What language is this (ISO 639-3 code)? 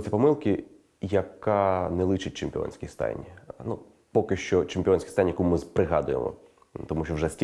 ukr